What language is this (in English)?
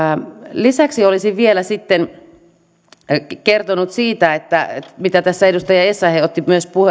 Finnish